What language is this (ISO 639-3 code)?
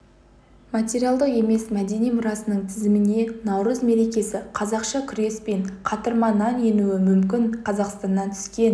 kaz